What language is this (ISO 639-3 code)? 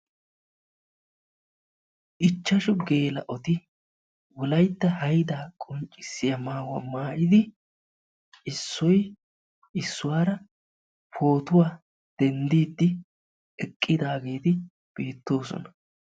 wal